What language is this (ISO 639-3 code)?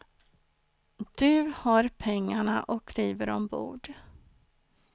swe